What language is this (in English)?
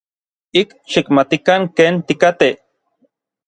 Orizaba Nahuatl